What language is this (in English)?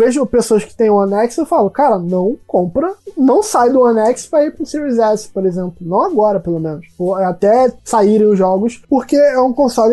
Portuguese